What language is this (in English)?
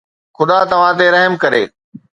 Sindhi